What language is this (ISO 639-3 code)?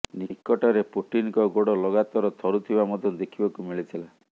ori